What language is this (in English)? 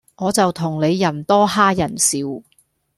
Cantonese